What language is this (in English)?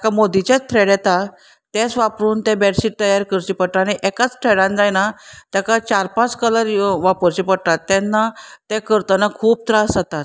Konkani